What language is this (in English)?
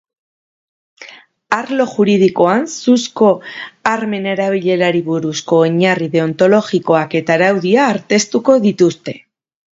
Basque